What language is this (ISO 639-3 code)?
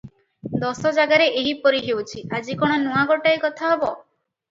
ori